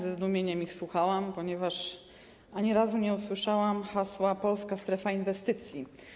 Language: Polish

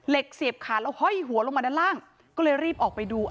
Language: Thai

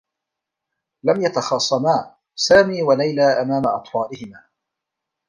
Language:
Arabic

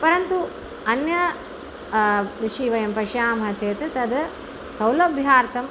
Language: Sanskrit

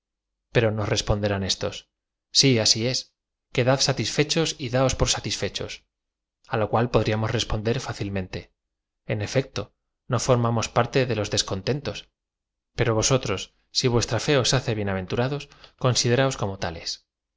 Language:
Spanish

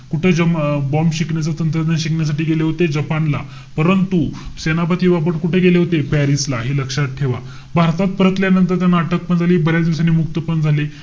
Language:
Marathi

